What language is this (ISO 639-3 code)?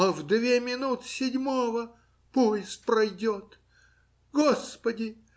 rus